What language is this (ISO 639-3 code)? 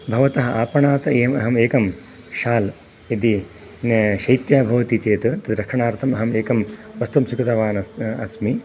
san